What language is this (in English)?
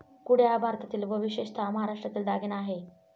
Marathi